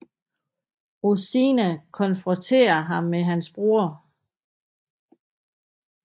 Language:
Danish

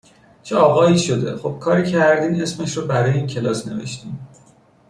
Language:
Persian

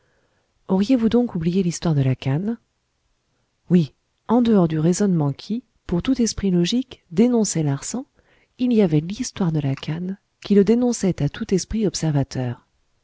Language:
French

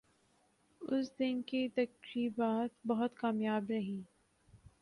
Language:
Urdu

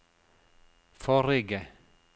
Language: Norwegian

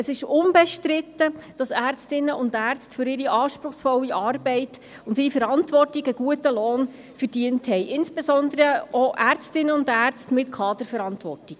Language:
Swiss German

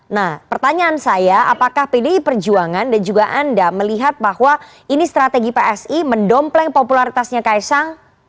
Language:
Indonesian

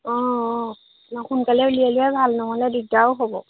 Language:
Assamese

